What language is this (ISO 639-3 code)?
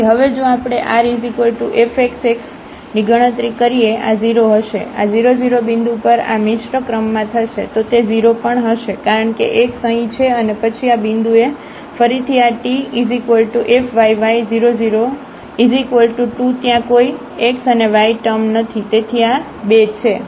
guj